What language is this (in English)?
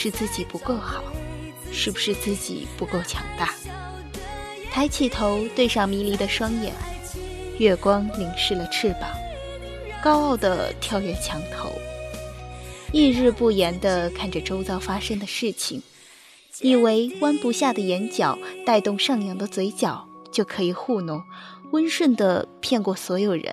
Chinese